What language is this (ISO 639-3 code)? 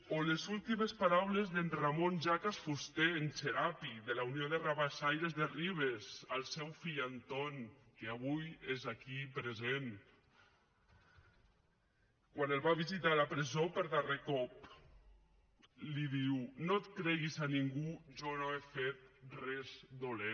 cat